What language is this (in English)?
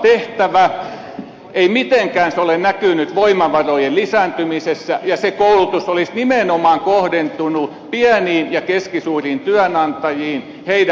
Finnish